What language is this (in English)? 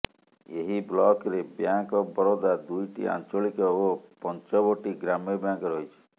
Odia